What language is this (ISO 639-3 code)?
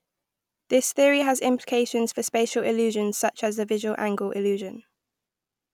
eng